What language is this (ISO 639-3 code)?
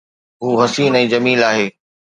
snd